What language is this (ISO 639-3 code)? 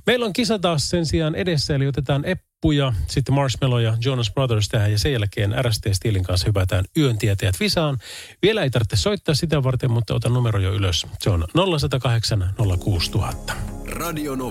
fin